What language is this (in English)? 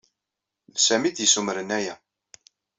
Kabyle